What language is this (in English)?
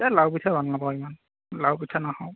Assamese